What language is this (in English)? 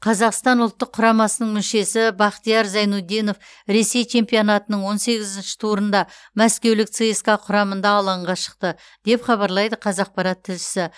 Kazakh